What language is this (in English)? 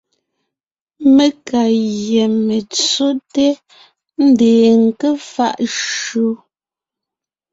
Ngiemboon